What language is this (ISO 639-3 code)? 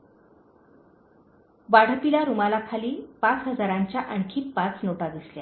mar